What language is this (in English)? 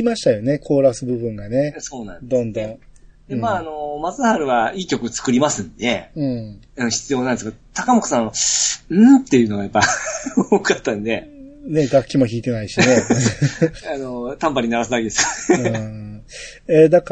Japanese